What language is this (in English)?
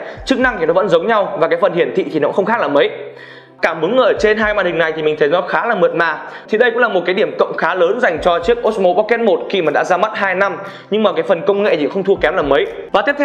Vietnamese